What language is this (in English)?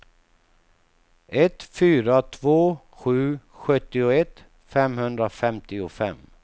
Swedish